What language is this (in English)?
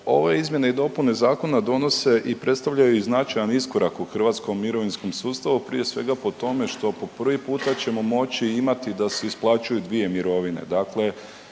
Croatian